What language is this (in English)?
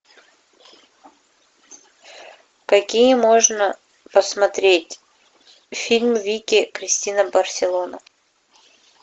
Russian